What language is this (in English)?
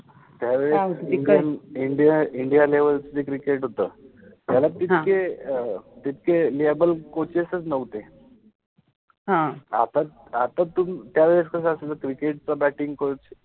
Marathi